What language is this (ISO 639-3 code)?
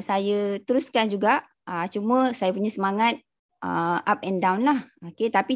msa